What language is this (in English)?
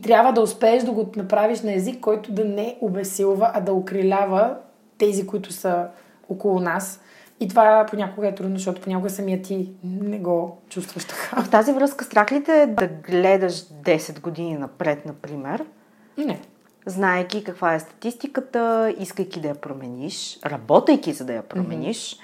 Bulgarian